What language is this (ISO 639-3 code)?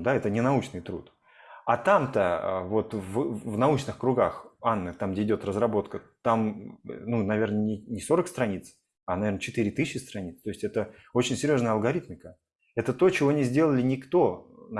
rus